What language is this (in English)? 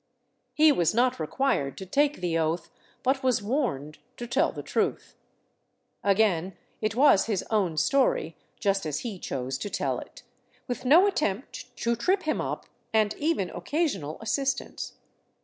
English